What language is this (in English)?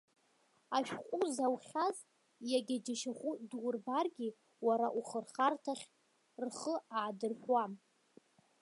Abkhazian